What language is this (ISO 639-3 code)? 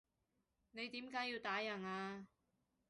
yue